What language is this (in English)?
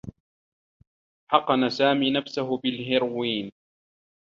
Arabic